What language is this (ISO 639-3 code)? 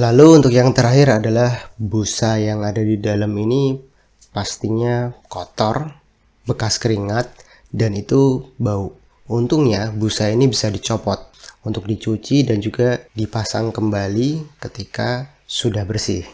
ind